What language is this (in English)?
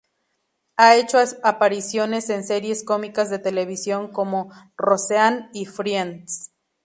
Spanish